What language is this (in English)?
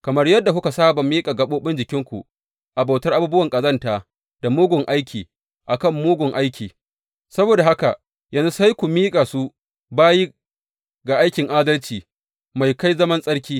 Hausa